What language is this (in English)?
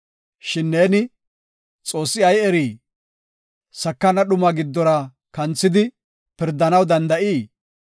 Gofa